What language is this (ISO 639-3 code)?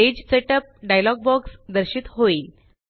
mar